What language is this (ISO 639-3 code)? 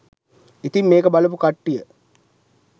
sin